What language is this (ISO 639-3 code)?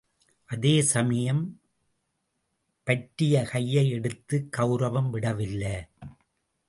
tam